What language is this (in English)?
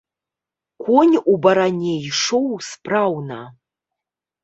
Belarusian